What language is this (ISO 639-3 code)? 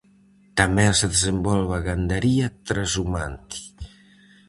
glg